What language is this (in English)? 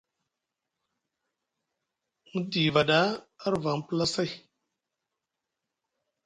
Musgu